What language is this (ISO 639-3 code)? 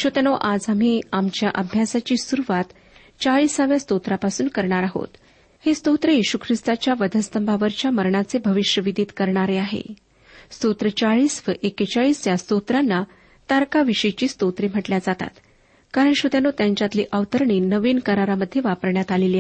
mar